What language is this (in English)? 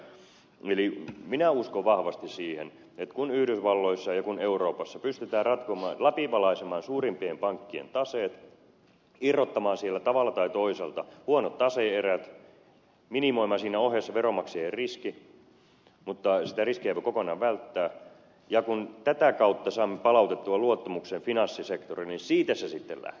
Finnish